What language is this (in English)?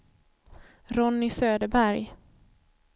Swedish